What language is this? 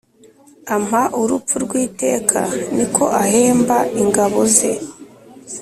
Kinyarwanda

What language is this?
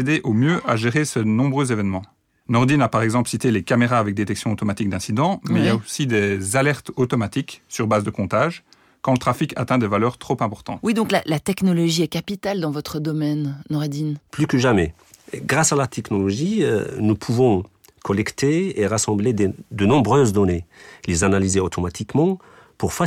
French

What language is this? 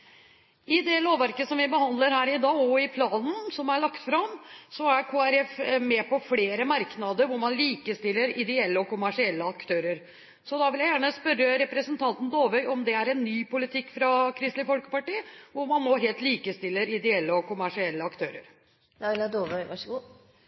Norwegian Bokmål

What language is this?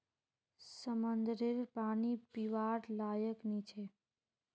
Magahi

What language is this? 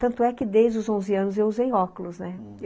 Portuguese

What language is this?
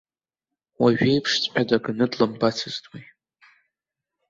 Abkhazian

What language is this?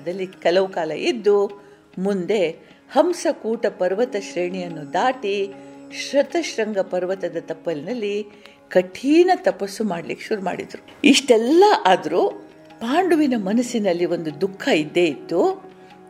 Kannada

